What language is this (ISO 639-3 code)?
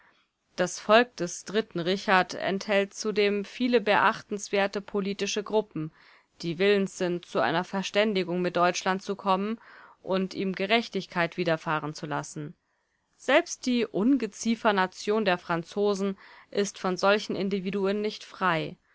deu